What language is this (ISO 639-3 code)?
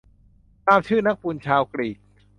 tha